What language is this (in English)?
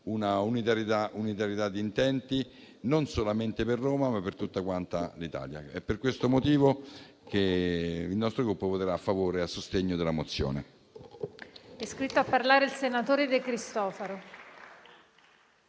Italian